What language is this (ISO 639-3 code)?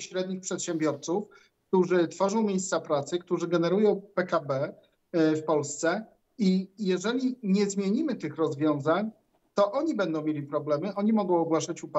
pol